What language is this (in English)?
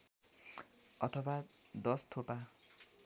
Nepali